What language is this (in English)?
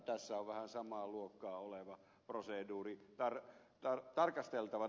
Finnish